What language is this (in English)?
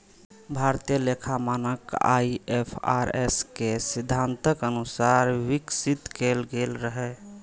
Maithili